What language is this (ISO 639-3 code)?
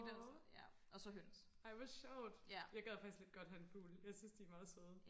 dan